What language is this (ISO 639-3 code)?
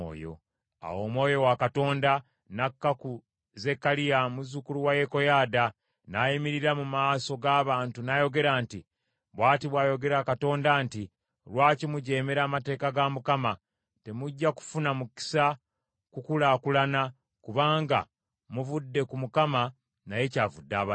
lug